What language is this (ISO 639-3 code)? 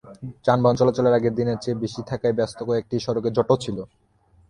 ben